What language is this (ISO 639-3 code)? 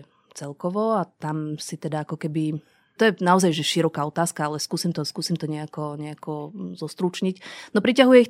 slk